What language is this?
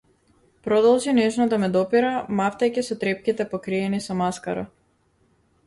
Macedonian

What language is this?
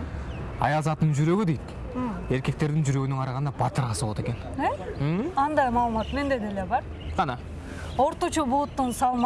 Turkish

